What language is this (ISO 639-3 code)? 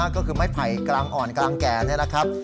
tha